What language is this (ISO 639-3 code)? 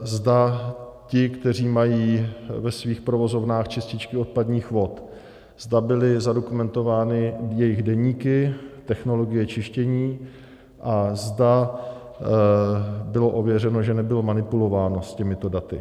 ces